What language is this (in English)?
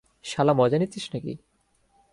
Bangla